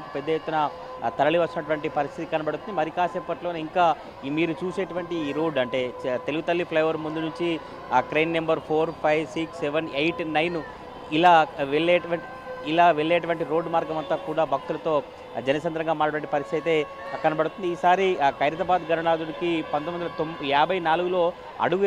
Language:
Telugu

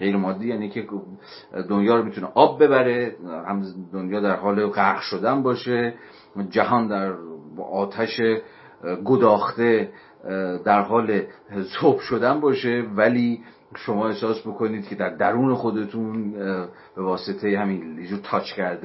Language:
Persian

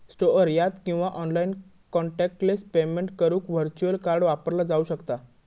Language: Marathi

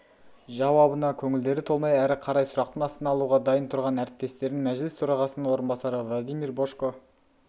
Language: Kazakh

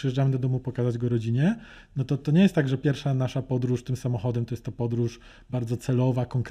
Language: Polish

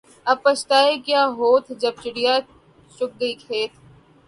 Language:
Urdu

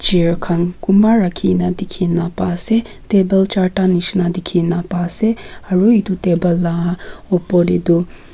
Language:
Naga Pidgin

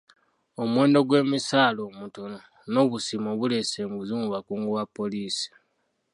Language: Ganda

